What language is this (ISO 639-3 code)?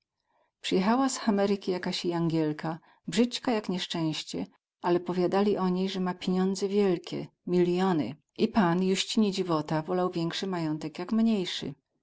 pol